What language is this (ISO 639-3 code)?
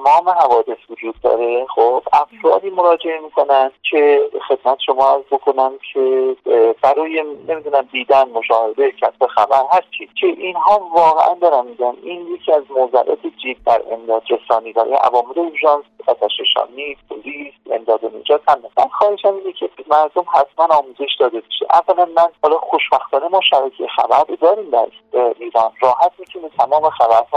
fas